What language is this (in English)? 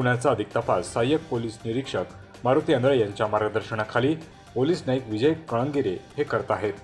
Romanian